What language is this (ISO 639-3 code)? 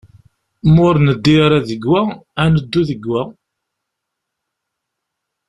kab